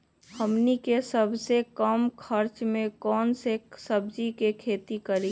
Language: Magahi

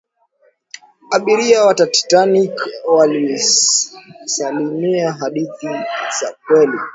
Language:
Swahili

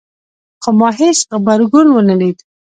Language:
Pashto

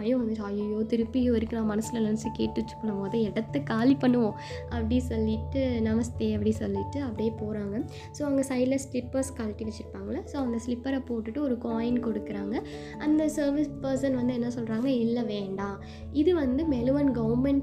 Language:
Tamil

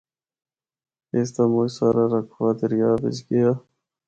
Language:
Northern Hindko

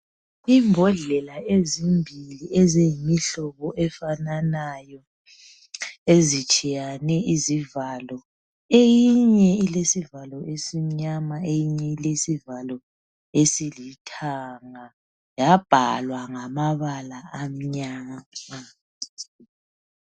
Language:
North Ndebele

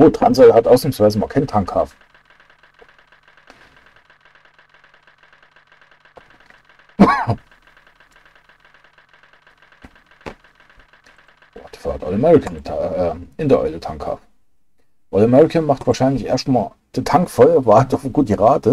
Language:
German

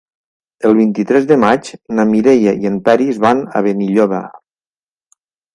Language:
Catalan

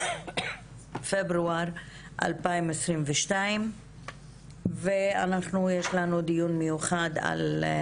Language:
Hebrew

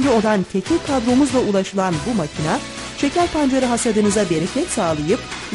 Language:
Turkish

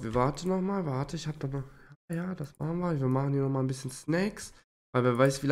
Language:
German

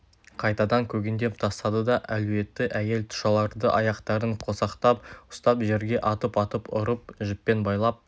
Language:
Kazakh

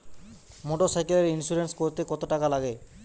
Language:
Bangla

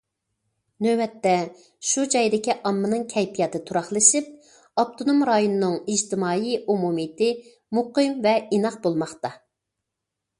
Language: Uyghur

